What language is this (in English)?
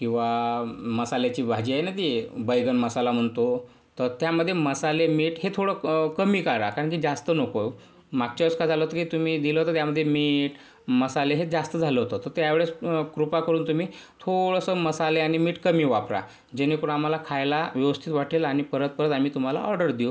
Marathi